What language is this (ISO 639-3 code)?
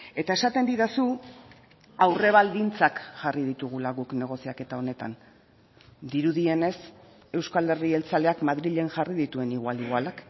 eus